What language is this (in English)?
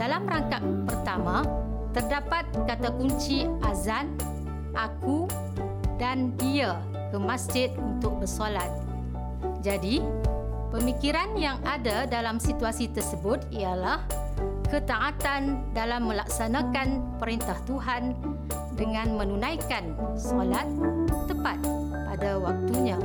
Malay